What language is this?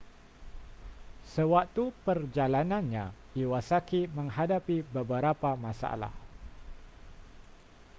Malay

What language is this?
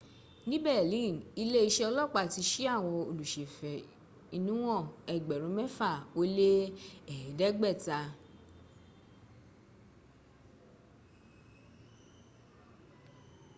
Yoruba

